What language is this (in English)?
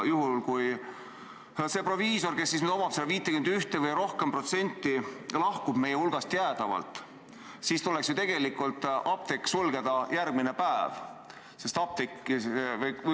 Estonian